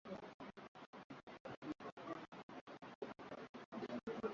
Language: Swahili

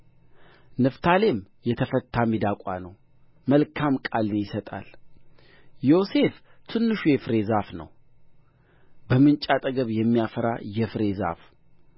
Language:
Amharic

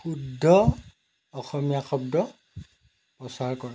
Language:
Assamese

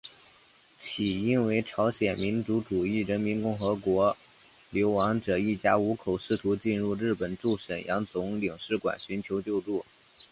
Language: Chinese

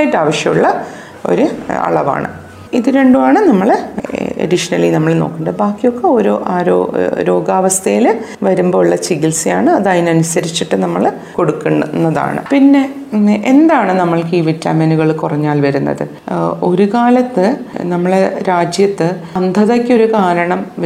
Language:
Malayalam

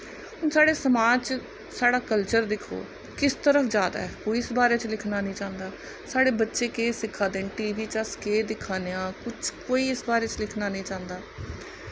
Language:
Dogri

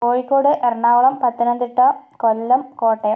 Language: Malayalam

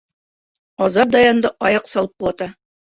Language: Bashkir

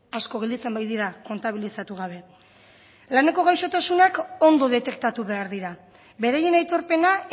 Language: Basque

